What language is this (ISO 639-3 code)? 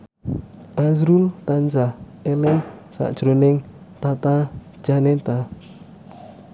jav